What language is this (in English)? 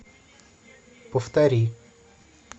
Russian